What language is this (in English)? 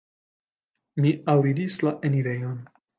Esperanto